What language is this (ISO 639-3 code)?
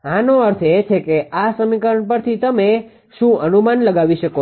guj